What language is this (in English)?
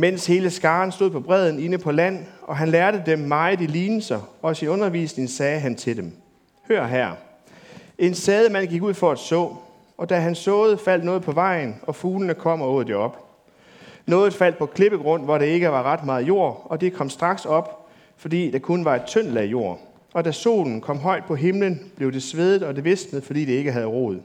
Danish